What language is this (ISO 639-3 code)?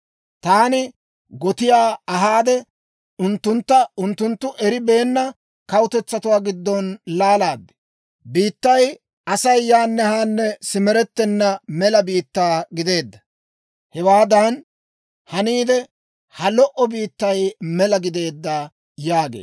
dwr